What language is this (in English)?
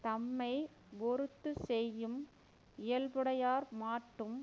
Tamil